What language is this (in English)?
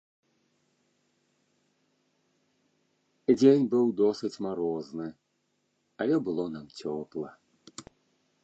Belarusian